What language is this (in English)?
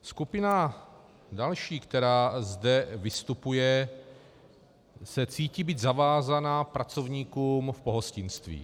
Czech